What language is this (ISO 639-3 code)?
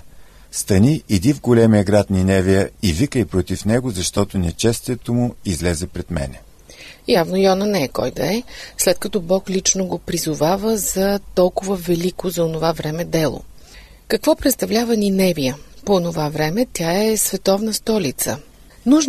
bul